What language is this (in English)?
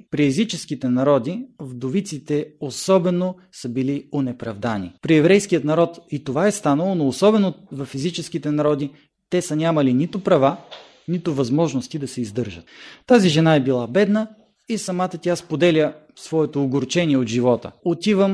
Bulgarian